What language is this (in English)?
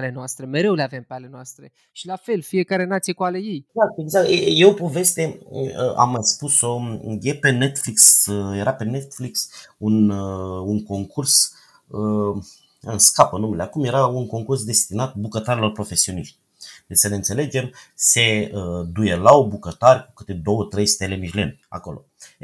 Romanian